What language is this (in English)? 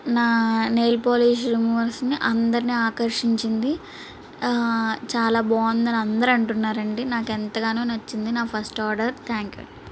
Telugu